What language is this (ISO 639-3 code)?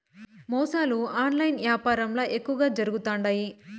tel